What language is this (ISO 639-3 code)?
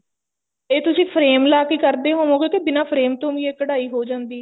pan